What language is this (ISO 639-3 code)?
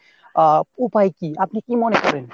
ben